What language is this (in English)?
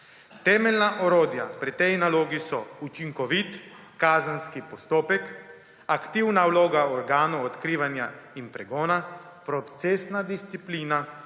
Slovenian